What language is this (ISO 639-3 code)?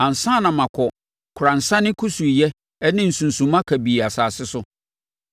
aka